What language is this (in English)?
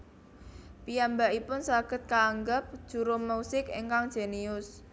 Javanese